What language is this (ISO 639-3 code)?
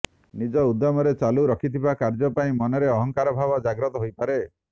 ori